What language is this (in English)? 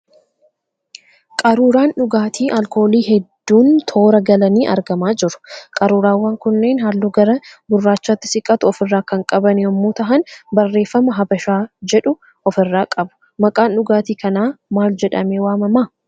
Oromo